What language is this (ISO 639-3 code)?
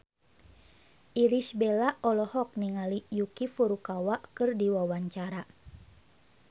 sun